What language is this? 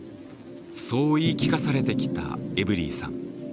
Japanese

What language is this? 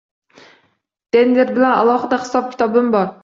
Uzbek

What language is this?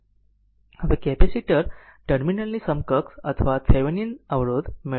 Gujarati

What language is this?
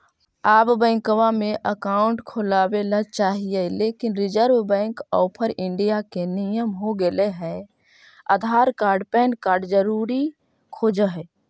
Magahi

